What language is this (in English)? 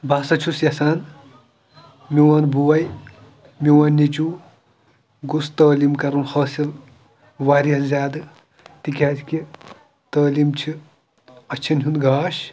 Kashmiri